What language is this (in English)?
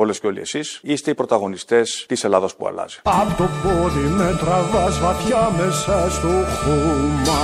Greek